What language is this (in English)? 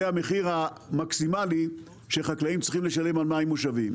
Hebrew